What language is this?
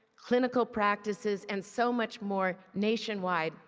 English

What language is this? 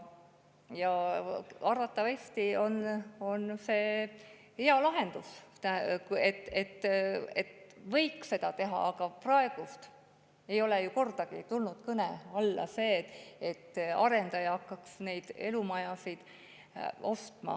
Estonian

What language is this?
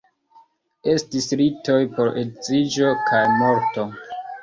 Esperanto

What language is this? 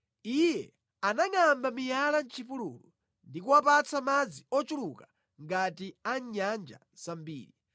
Nyanja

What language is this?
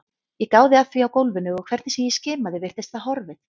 Icelandic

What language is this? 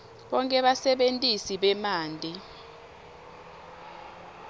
Swati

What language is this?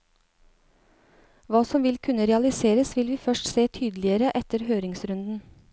Norwegian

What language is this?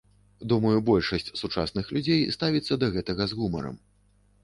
Belarusian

